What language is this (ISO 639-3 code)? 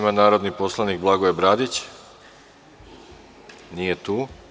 srp